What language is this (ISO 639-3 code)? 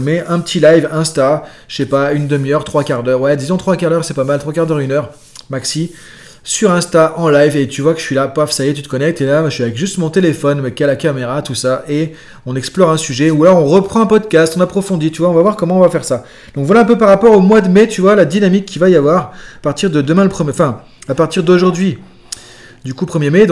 fra